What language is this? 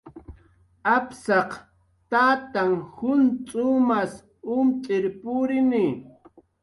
Jaqaru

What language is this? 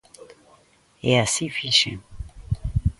Galician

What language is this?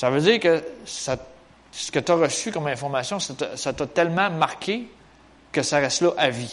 French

